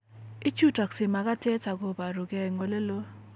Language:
Kalenjin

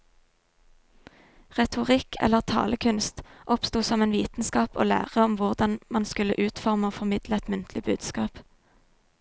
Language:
Norwegian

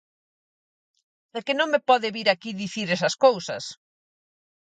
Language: Galician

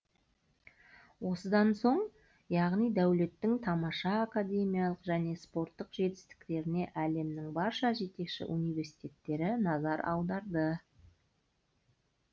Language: Kazakh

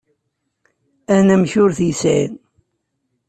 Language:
Kabyle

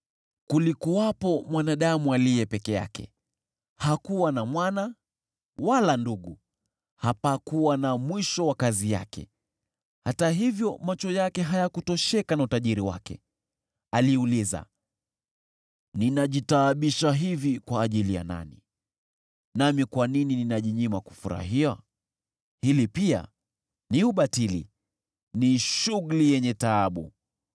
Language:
Swahili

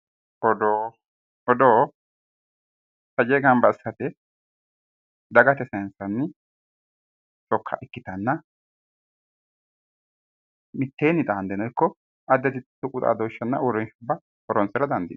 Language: Sidamo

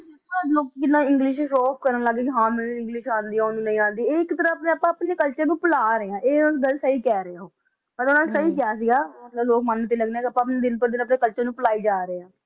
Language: Punjabi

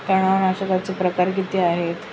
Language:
Marathi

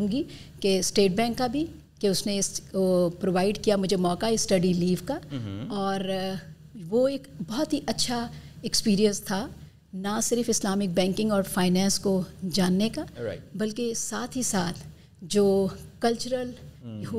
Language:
Urdu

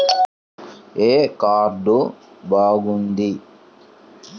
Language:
Telugu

